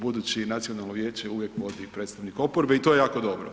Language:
Croatian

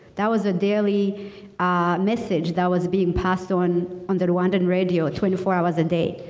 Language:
English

